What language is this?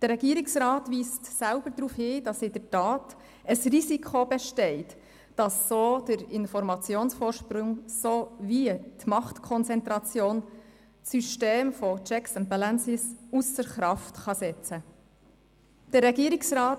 Swiss German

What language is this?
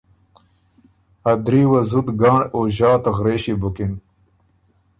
Ormuri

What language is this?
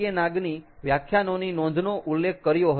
Gujarati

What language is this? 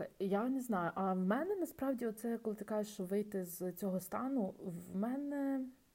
Ukrainian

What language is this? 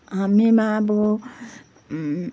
Nepali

